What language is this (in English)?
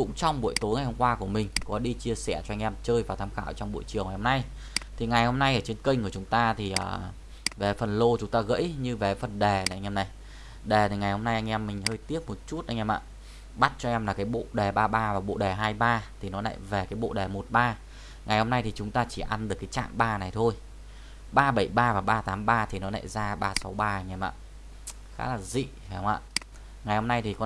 Vietnamese